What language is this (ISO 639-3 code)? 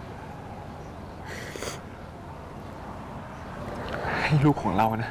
tha